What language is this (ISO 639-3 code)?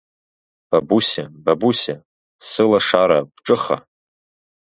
abk